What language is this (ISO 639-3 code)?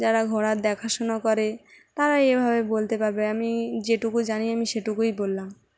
ben